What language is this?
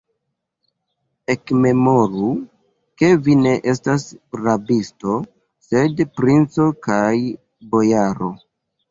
Esperanto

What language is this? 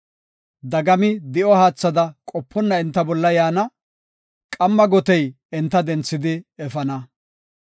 Gofa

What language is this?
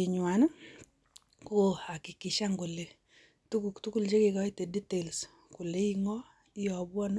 Kalenjin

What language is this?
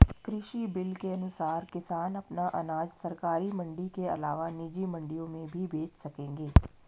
Hindi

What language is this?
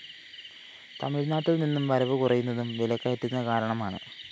Malayalam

